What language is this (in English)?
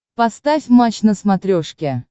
Russian